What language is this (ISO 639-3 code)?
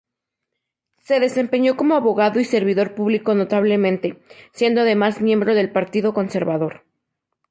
spa